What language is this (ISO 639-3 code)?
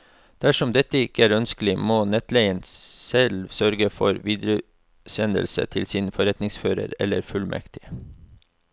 nor